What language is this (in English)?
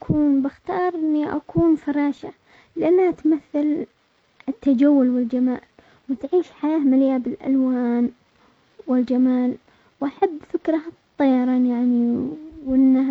Omani Arabic